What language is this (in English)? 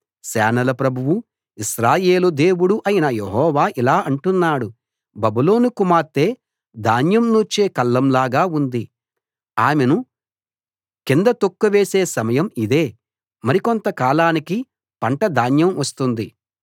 Telugu